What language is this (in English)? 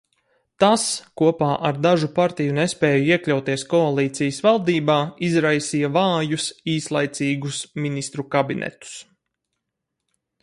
Latvian